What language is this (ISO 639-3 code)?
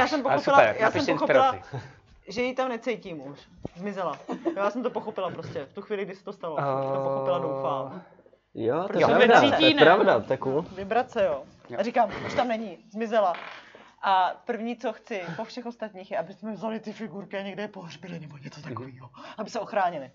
ces